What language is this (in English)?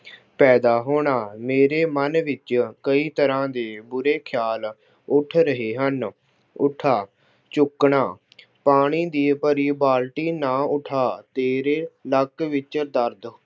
Punjabi